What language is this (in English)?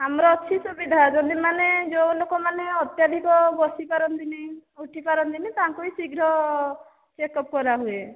Odia